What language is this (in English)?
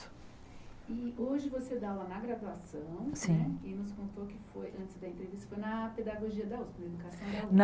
Portuguese